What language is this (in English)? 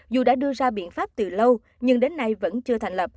Vietnamese